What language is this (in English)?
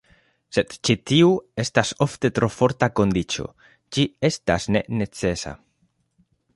Esperanto